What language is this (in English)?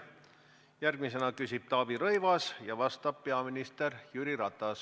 Estonian